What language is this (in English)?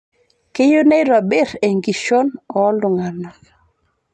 Masai